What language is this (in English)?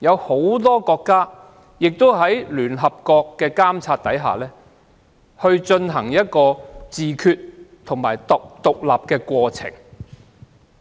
Cantonese